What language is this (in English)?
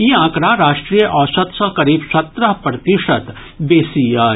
Maithili